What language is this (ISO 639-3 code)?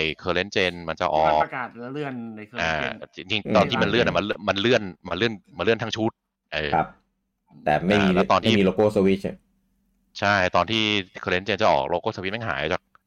tha